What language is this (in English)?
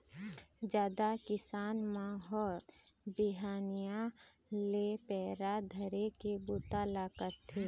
Chhattisgarhi